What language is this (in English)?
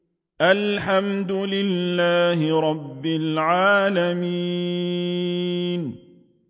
Arabic